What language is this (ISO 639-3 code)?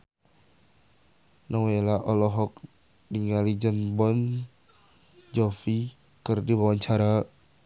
sun